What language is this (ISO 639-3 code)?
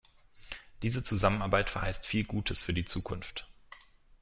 deu